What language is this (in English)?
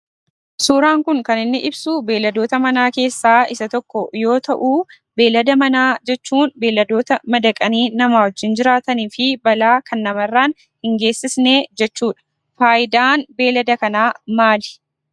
Oromo